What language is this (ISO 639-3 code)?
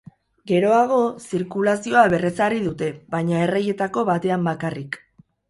eus